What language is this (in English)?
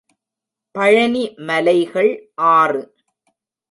Tamil